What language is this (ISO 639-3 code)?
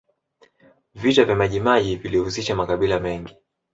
swa